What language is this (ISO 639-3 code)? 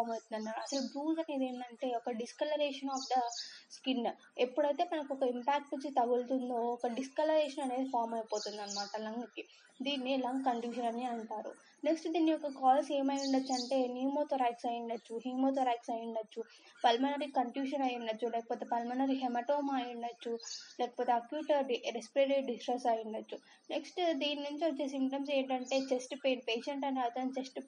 tel